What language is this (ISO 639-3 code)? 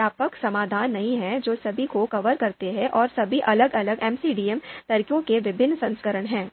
hin